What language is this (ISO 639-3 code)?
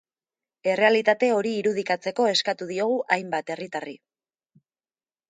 eus